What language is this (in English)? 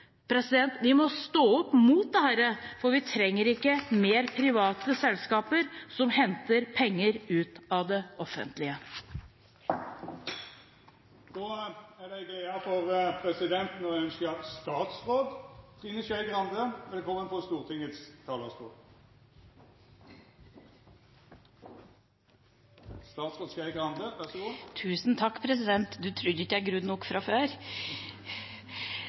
Norwegian